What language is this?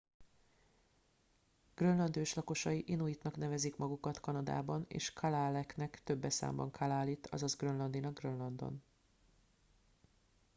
Hungarian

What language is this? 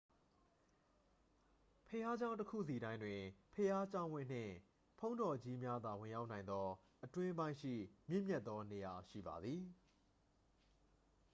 Burmese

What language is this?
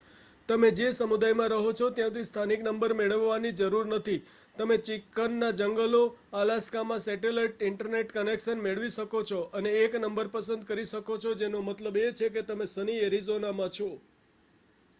Gujarati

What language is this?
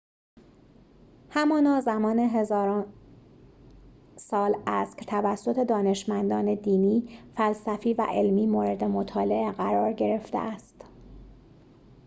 Persian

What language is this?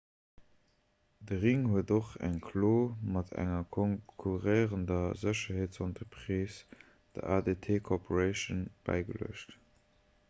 Luxembourgish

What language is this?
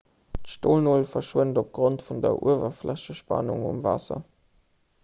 Luxembourgish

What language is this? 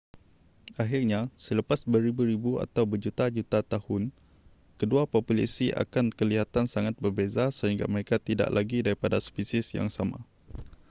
Malay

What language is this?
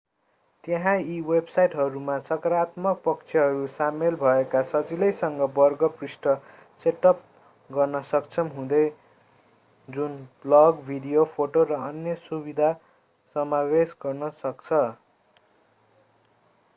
Nepali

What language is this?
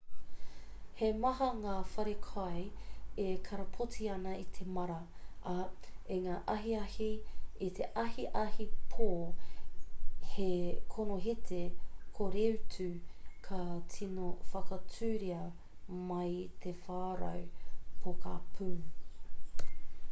Māori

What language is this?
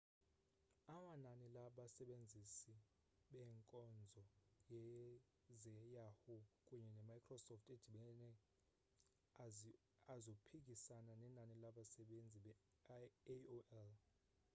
Xhosa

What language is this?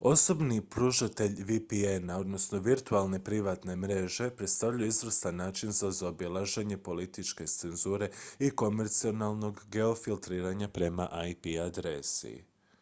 Croatian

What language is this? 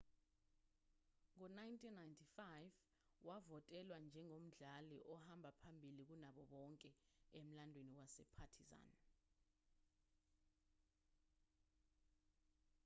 Zulu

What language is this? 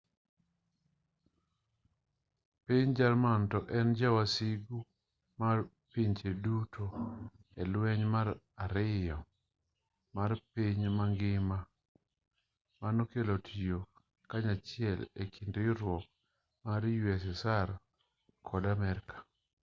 Luo (Kenya and Tanzania)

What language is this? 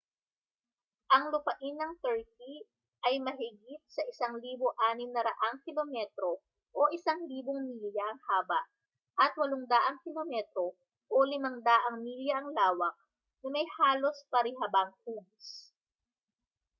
Filipino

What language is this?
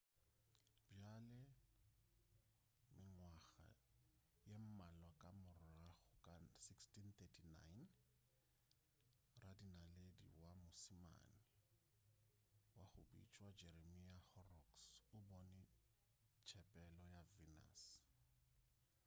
Northern Sotho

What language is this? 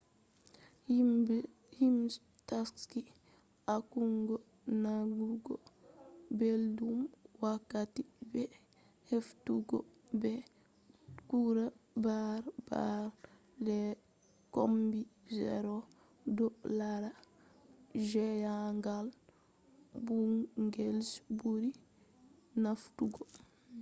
Fula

